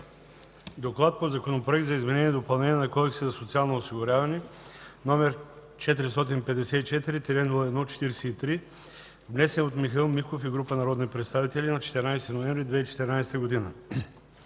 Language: Bulgarian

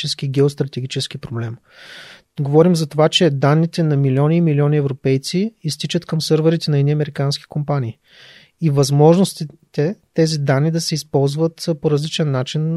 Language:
Bulgarian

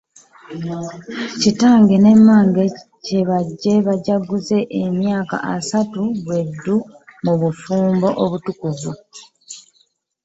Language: Ganda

